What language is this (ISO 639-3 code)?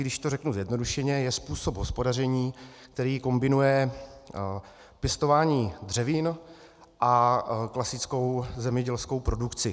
ces